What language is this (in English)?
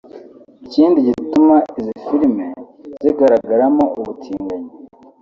Kinyarwanda